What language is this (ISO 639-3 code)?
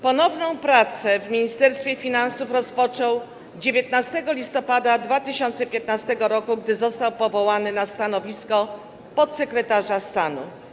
pol